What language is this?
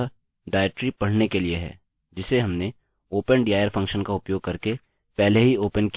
Hindi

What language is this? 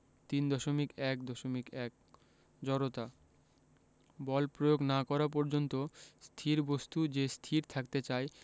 Bangla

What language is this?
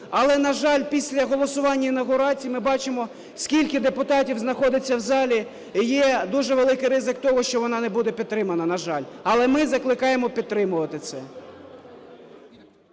Ukrainian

